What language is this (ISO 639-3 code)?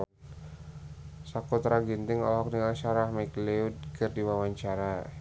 sun